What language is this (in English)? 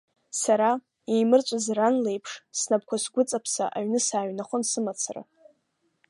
Abkhazian